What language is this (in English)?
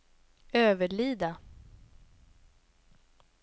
Swedish